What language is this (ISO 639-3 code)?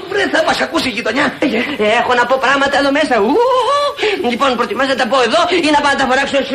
ell